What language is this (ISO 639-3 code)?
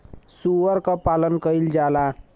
bho